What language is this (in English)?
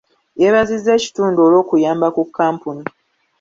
Ganda